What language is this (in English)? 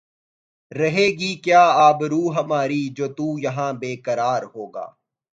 Urdu